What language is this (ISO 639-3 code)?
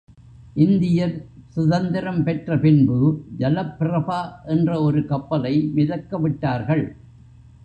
tam